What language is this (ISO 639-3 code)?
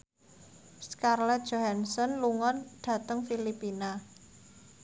jav